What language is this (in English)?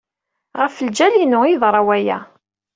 Kabyle